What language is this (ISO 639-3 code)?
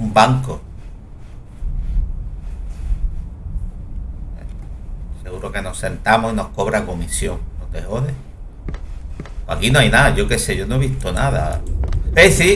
spa